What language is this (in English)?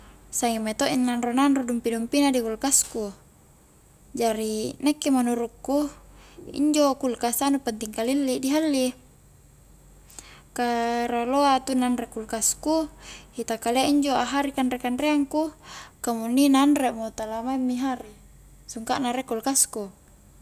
Highland Konjo